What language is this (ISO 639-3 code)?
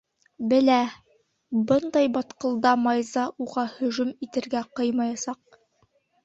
bak